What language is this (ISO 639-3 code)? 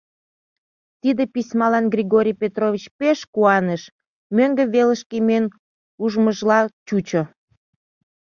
chm